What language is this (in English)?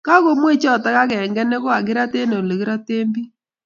Kalenjin